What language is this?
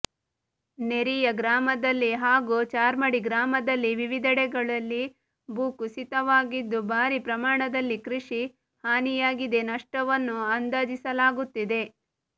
Kannada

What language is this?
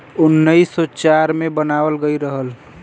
Bhojpuri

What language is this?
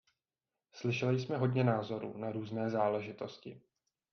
Czech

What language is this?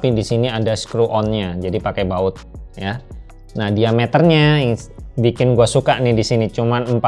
Indonesian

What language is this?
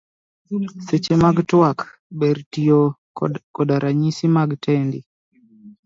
Luo (Kenya and Tanzania)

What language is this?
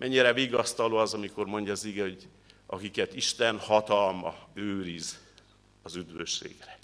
Hungarian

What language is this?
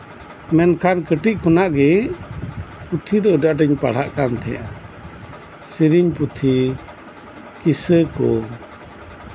Santali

